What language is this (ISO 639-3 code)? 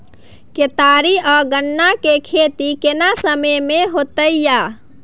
mai